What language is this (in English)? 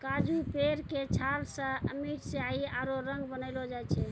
Maithili